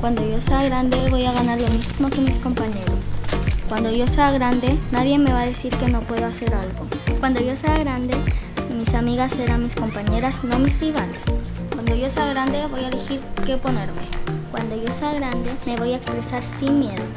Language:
Spanish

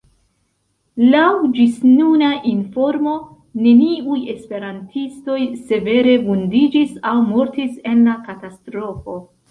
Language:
Esperanto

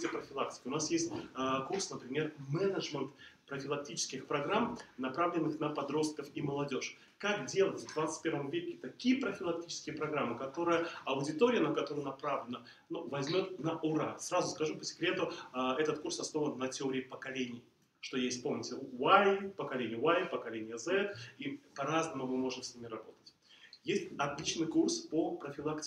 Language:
Russian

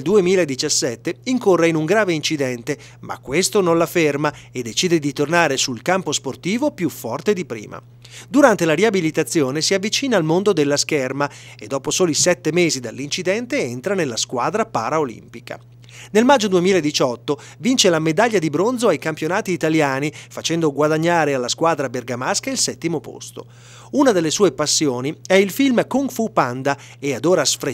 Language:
Italian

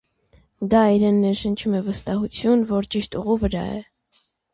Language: Armenian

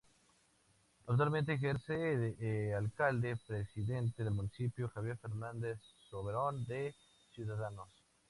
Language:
Spanish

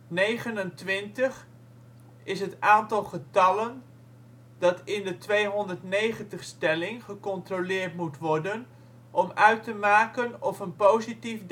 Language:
Dutch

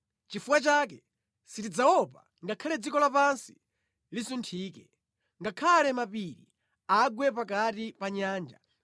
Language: Nyanja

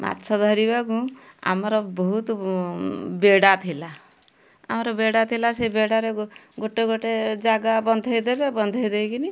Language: Odia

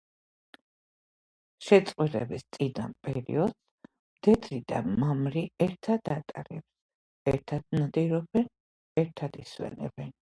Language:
Georgian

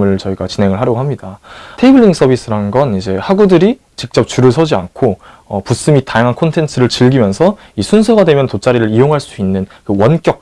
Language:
Korean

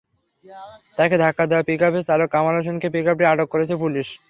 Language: Bangla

